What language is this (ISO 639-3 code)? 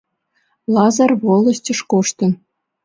chm